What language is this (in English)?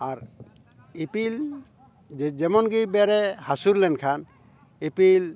Santali